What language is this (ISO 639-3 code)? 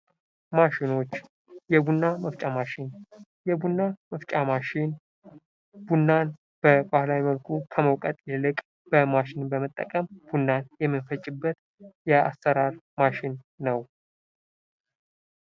amh